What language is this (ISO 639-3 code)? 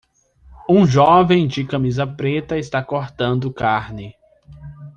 por